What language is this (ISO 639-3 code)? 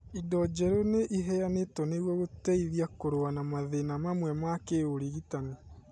kik